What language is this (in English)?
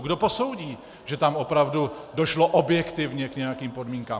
Czech